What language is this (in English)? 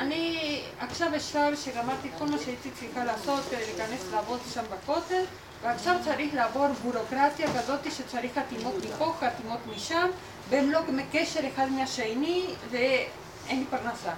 Hebrew